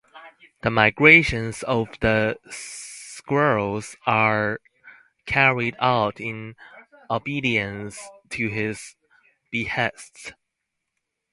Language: English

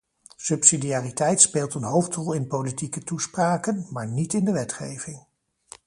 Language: Dutch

